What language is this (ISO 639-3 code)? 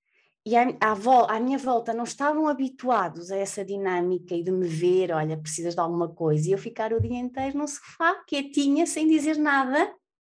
por